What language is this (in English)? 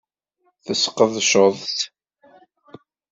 Kabyle